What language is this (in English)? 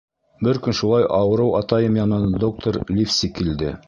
Bashkir